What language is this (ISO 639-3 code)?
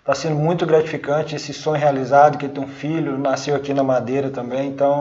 por